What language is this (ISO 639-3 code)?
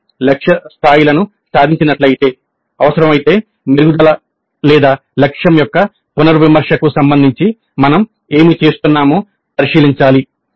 tel